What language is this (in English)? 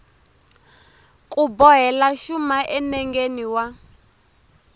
Tsonga